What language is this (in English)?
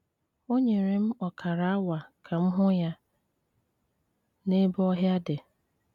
Igbo